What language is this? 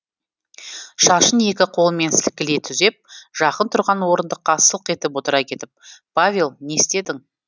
Kazakh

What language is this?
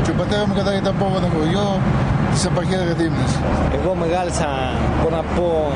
Greek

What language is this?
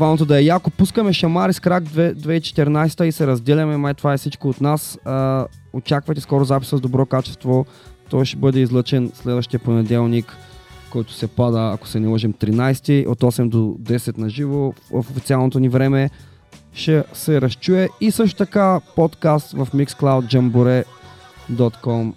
Bulgarian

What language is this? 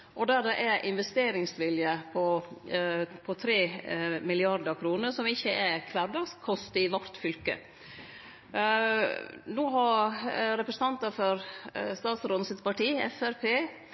Norwegian Nynorsk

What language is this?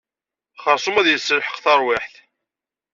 Kabyle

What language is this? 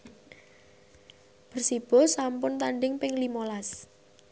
Javanese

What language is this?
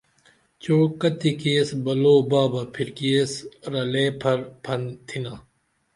Dameli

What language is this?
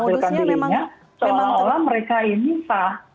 Indonesian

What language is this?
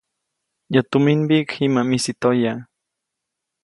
Copainalá Zoque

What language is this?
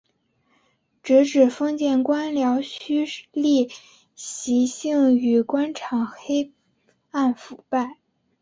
Chinese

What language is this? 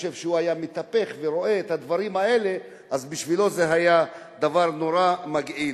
Hebrew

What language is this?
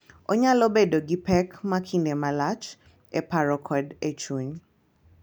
Luo (Kenya and Tanzania)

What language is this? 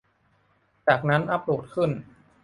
Thai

